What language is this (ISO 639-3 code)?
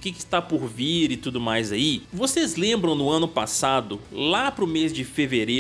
por